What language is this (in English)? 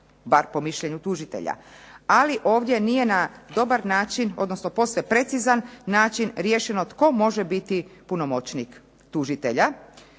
Croatian